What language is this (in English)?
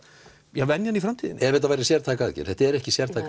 Icelandic